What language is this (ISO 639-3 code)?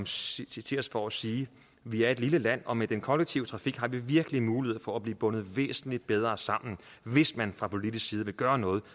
dan